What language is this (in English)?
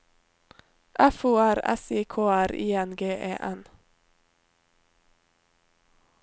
Norwegian